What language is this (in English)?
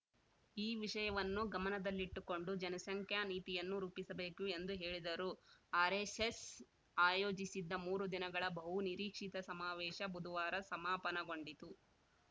Kannada